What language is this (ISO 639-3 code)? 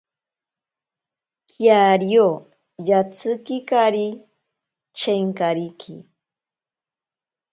prq